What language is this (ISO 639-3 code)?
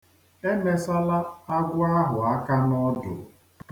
ibo